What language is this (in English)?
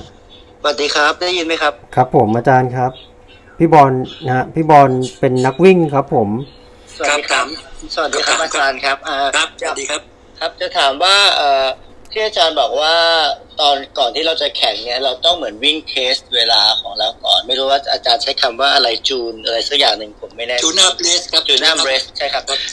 Thai